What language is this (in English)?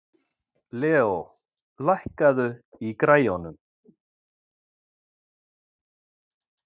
Icelandic